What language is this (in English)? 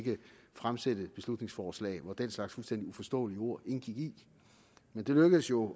Danish